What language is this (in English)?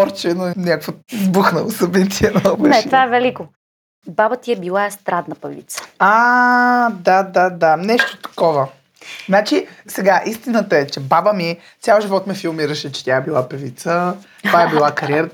Bulgarian